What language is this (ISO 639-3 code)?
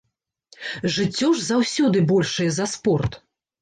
bel